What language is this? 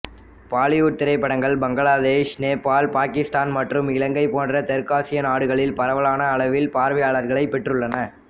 Tamil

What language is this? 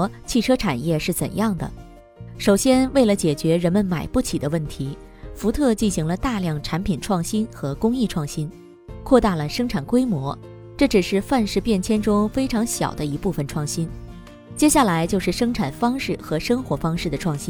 Chinese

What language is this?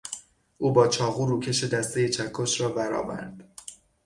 Persian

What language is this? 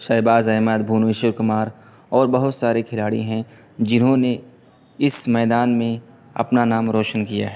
Urdu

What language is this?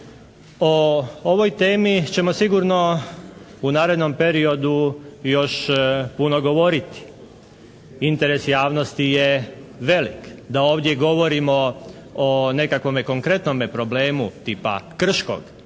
Croatian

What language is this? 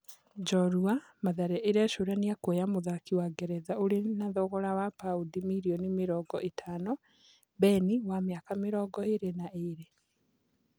Kikuyu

